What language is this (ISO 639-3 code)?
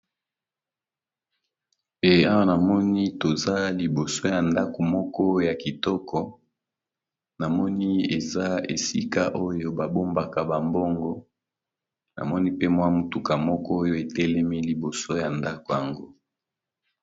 lin